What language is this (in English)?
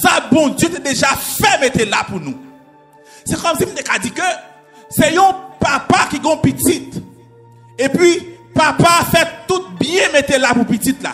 French